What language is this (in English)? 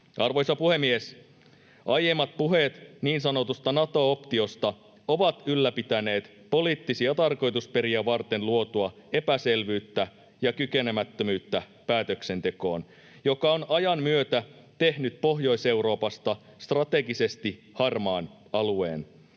Finnish